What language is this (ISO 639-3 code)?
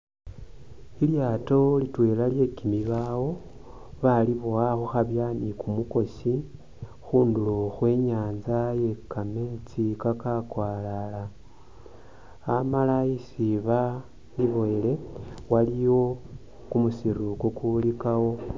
myx